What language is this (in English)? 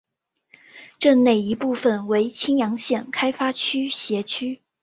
Chinese